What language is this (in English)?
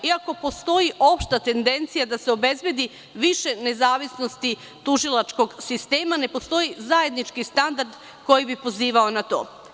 Serbian